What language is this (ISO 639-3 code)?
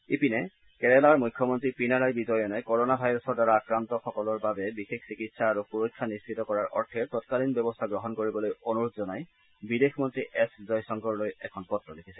asm